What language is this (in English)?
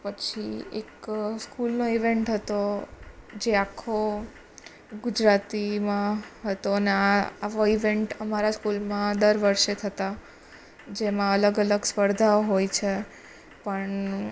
Gujarati